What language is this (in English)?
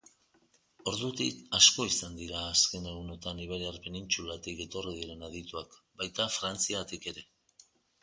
Basque